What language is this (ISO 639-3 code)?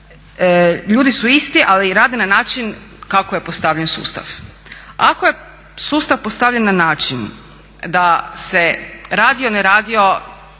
hrv